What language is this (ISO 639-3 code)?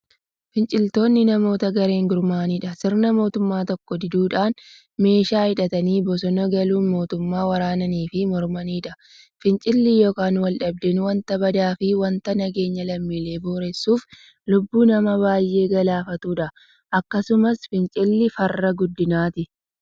orm